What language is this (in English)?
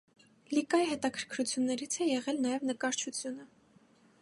Armenian